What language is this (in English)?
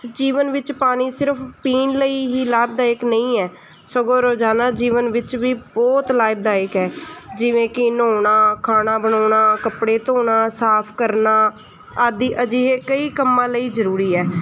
Punjabi